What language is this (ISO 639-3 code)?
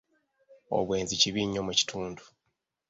lug